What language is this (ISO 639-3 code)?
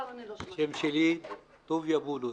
heb